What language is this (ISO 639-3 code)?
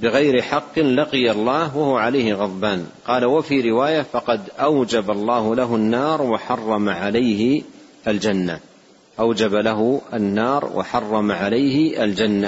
ara